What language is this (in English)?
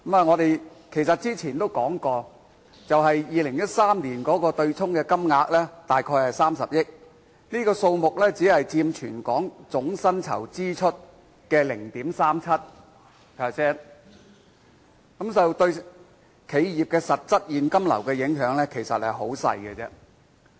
Cantonese